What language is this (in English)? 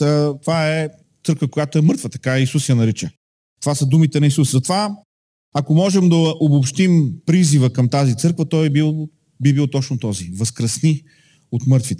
Bulgarian